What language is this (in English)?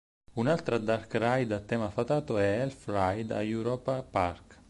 Italian